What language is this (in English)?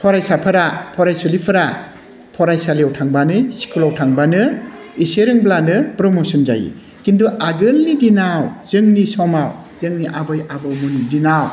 Bodo